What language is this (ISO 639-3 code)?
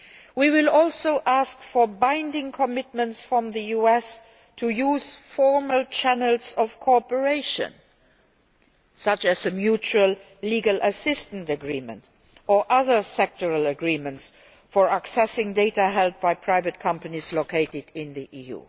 eng